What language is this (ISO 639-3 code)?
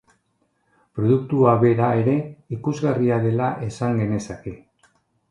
eus